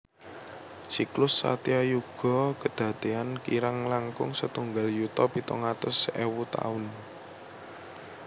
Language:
Javanese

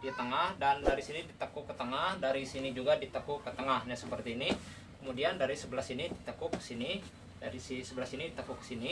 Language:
Indonesian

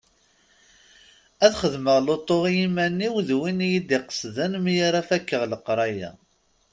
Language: Kabyle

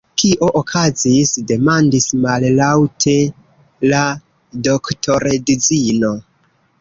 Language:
Esperanto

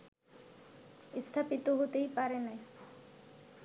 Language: Bangla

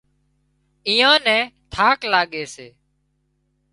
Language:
Wadiyara Koli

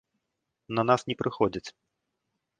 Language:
Belarusian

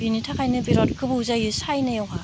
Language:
Bodo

